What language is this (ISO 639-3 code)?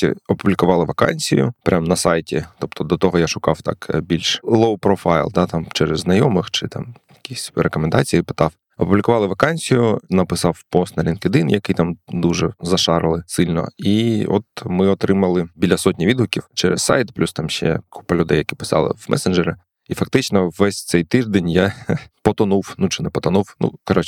ukr